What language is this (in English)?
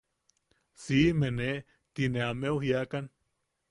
Yaqui